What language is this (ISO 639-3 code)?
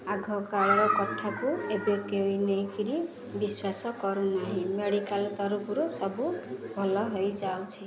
ori